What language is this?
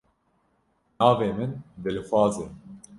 Kurdish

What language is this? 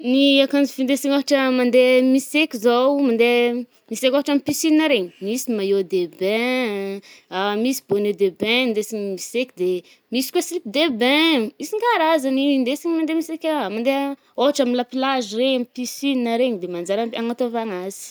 Northern Betsimisaraka Malagasy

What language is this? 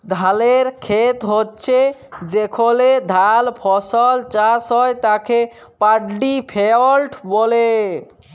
Bangla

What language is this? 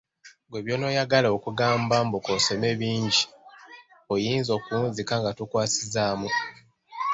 Ganda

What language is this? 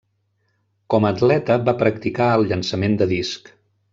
Catalan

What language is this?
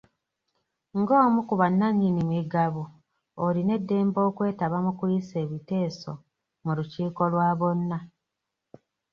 Ganda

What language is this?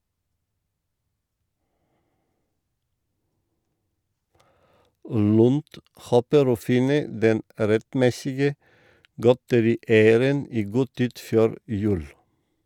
Norwegian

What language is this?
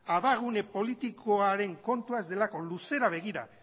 Basque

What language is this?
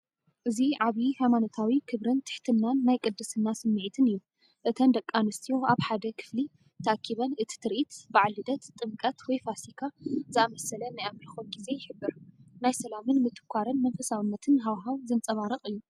Tigrinya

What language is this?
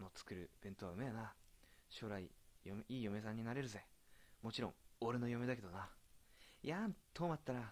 Japanese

